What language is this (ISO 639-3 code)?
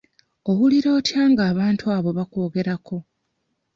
lug